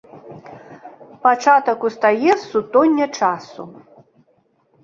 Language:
Belarusian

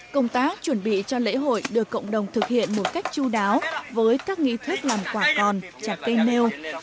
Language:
Vietnamese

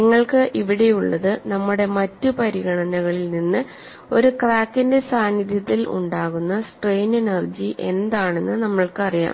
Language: Malayalam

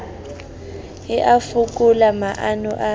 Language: Southern Sotho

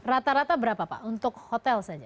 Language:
Indonesian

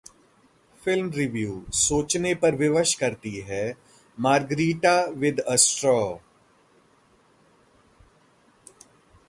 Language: Hindi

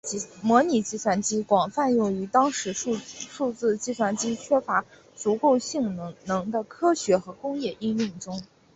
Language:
Chinese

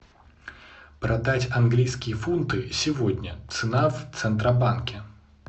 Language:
Russian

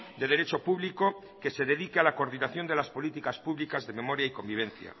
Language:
Spanish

